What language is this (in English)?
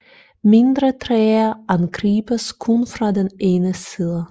Danish